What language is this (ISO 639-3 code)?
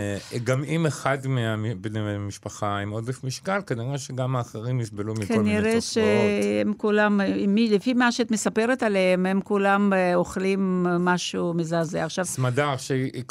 heb